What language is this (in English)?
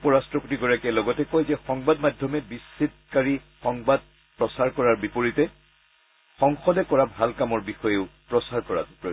Assamese